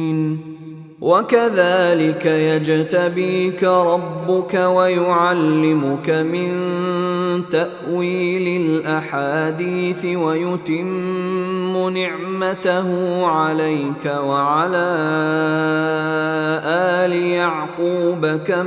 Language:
Arabic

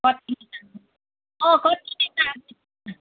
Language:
Nepali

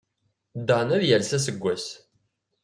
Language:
Kabyle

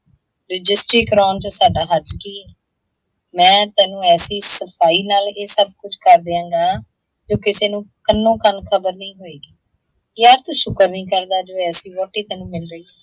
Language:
Punjabi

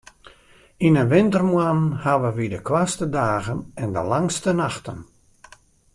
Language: Western Frisian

